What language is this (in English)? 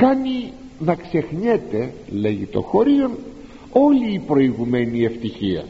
Greek